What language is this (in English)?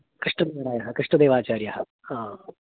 Sanskrit